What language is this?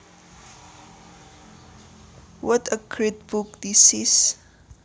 Javanese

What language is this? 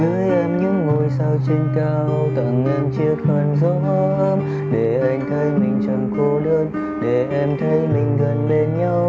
Vietnamese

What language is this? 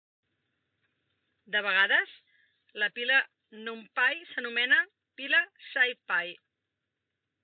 Catalan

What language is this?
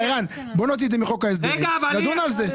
Hebrew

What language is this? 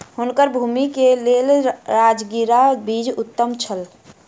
Maithili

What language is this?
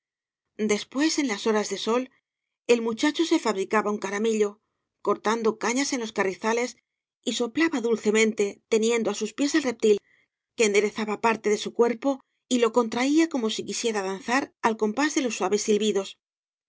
Spanish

